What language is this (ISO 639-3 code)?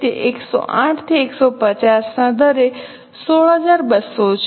guj